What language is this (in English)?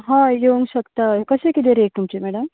Konkani